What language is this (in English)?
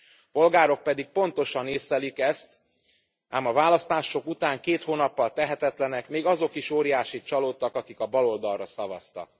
Hungarian